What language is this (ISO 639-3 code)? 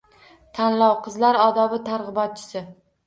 uzb